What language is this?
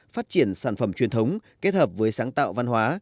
Vietnamese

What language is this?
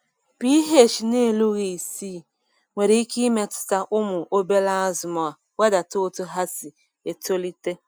Igbo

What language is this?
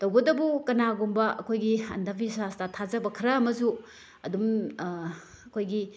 Manipuri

